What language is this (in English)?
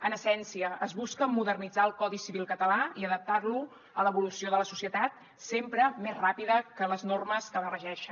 Catalan